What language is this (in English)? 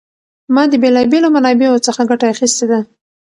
Pashto